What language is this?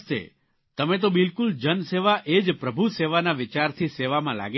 Gujarati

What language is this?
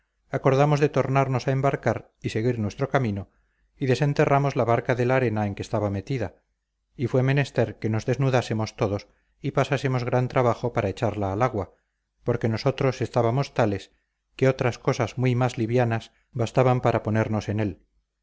Spanish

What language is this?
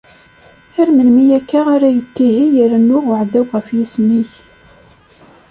Kabyle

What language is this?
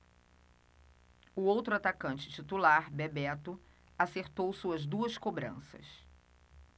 Portuguese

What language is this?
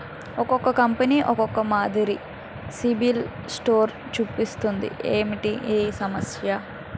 Telugu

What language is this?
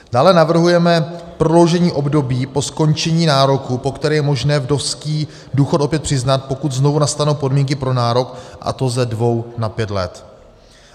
Czech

